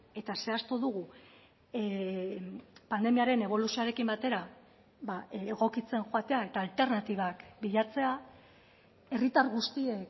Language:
Basque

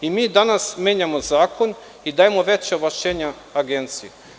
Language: Serbian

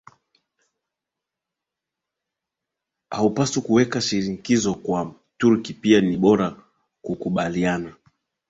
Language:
Swahili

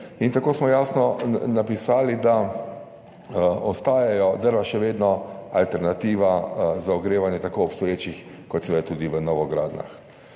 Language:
Slovenian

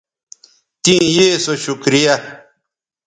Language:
Bateri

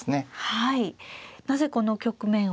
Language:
Japanese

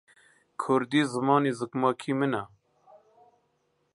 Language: Central Kurdish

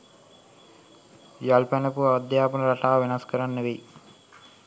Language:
Sinhala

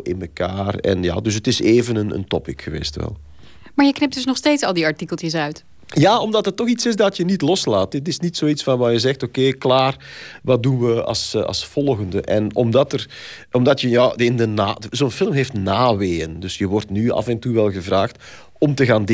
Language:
Dutch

